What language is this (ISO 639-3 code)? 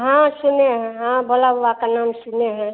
hin